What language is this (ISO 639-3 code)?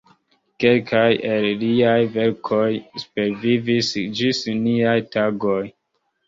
epo